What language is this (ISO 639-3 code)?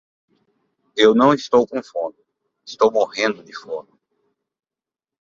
por